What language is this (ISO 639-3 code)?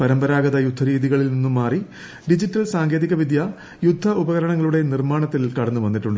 mal